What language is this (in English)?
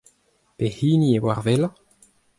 Breton